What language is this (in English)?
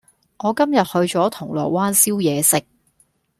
Cantonese